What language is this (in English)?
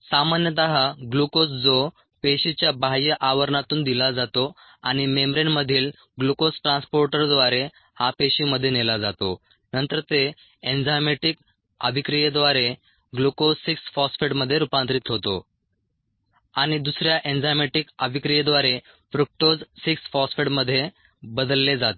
Marathi